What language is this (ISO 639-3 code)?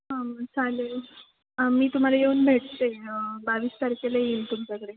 mar